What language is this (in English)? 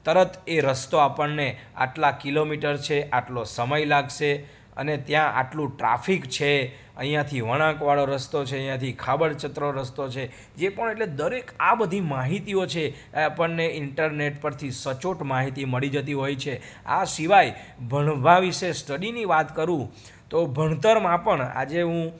Gujarati